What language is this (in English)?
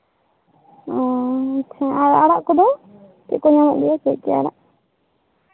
Santali